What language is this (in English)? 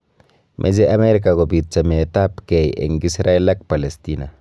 Kalenjin